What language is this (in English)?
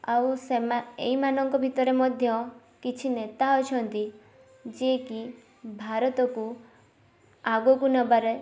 Odia